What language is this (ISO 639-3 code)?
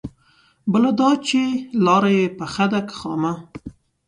pus